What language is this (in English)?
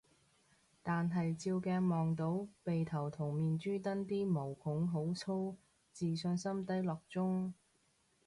Cantonese